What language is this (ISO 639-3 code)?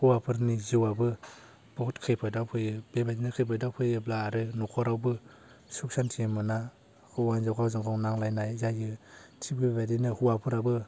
brx